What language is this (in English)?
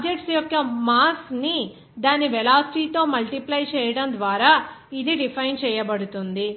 Telugu